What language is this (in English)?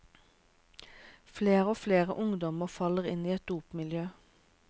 Norwegian